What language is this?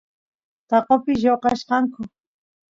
Santiago del Estero Quichua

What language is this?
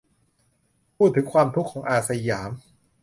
Thai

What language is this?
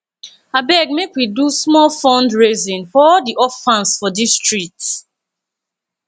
Nigerian Pidgin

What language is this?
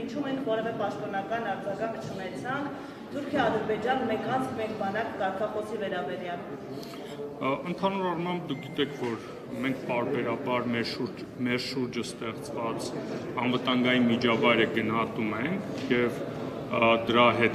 Romanian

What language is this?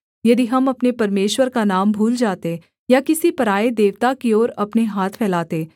Hindi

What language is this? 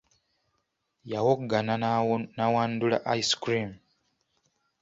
Ganda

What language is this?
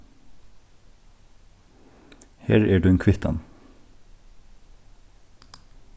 Faroese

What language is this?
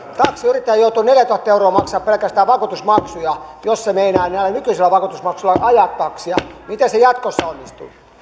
Finnish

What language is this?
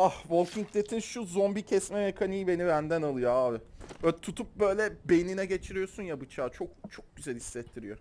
Turkish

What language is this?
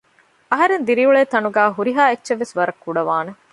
Divehi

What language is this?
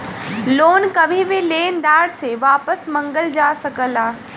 Bhojpuri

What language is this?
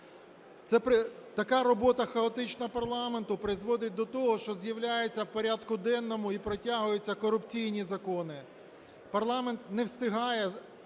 Ukrainian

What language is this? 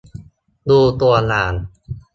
Thai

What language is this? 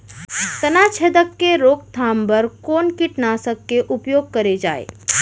Chhattisgarhi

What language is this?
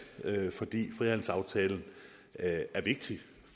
Danish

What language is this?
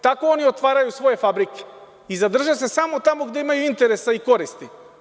Serbian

